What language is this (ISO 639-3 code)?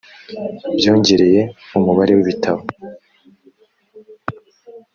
kin